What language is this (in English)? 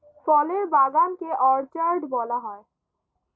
Bangla